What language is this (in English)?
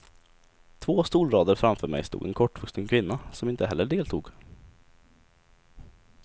Swedish